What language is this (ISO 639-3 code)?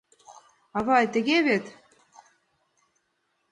chm